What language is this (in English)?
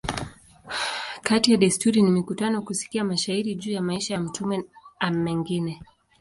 Swahili